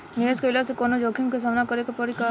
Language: Bhojpuri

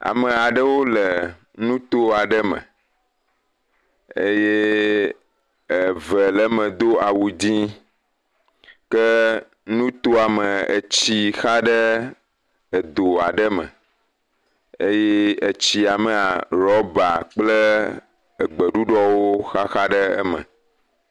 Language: Ewe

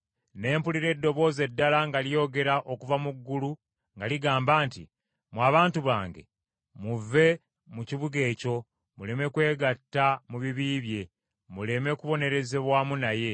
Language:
Ganda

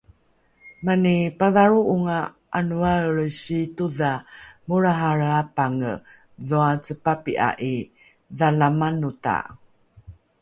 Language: Rukai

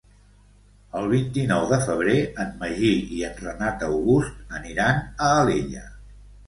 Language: Catalan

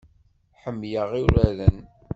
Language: Kabyle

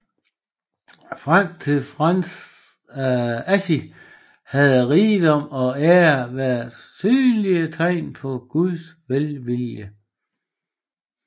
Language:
Danish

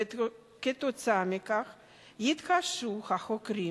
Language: Hebrew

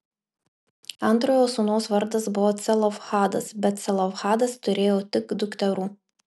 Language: Lithuanian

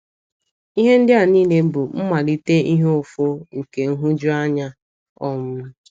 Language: Igbo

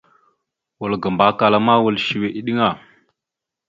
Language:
Mada (Cameroon)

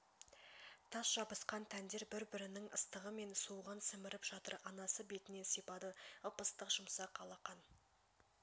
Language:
Kazakh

